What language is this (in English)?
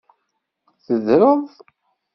Kabyle